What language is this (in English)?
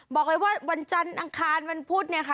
Thai